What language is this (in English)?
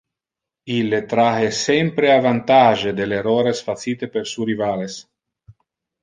Interlingua